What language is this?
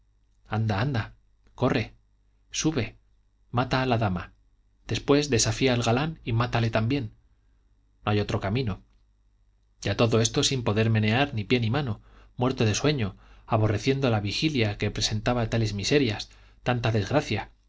Spanish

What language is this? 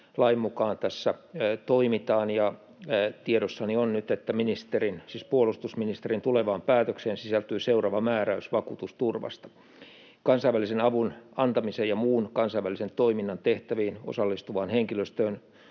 Finnish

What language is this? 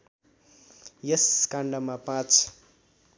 Nepali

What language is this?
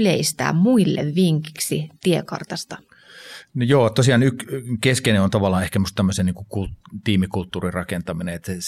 Finnish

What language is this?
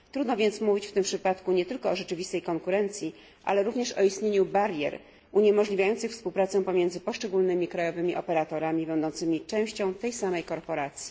Polish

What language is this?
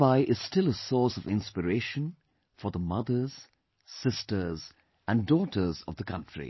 English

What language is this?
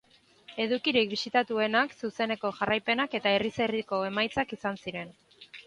Basque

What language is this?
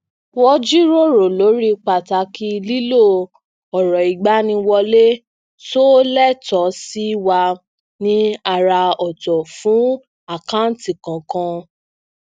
Yoruba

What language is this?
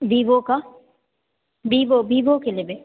Maithili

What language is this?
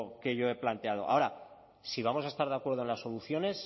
Spanish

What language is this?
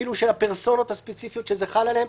Hebrew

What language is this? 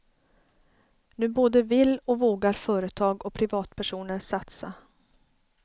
Swedish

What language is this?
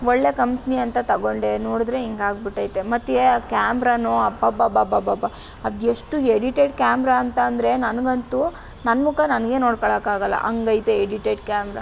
Kannada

